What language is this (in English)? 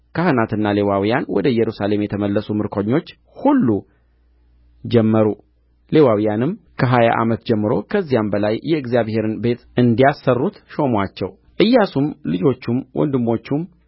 Amharic